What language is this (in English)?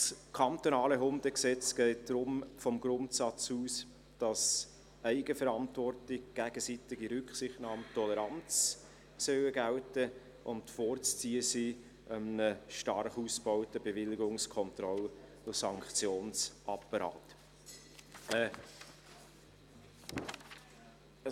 Swiss German